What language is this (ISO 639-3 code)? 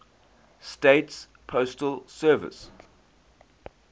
eng